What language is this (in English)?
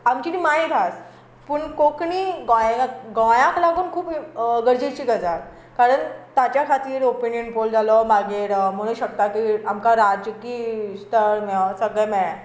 Konkani